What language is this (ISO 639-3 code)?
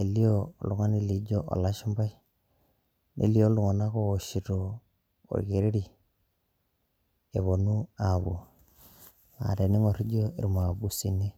mas